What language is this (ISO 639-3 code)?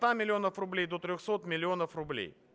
rus